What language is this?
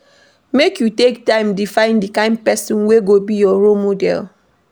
Nigerian Pidgin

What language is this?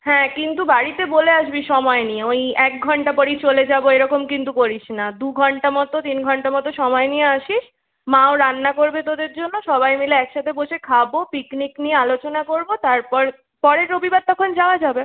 Bangla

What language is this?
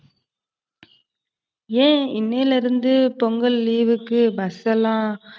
Tamil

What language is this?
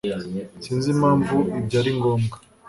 Kinyarwanda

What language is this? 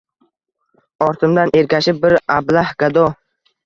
Uzbek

